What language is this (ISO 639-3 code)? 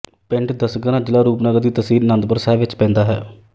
pan